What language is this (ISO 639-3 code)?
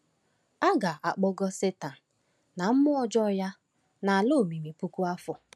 ibo